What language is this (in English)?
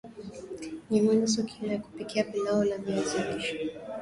Swahili